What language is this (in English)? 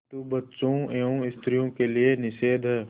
Hindi